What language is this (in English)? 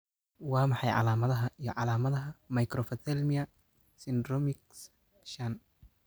Somali